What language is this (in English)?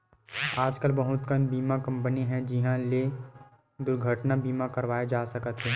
Chhattisgarhi